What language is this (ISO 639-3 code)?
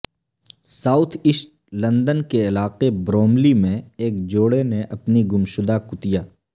urd